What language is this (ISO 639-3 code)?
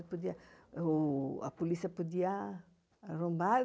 por